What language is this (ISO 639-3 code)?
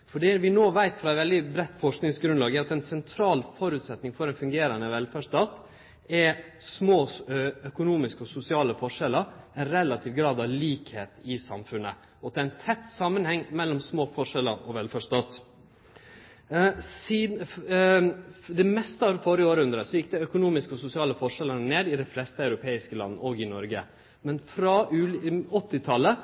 nno